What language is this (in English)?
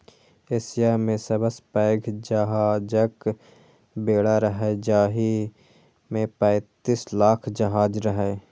Maithili